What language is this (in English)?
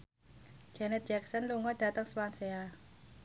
Javanese